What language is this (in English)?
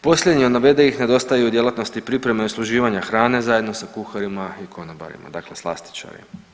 Croatian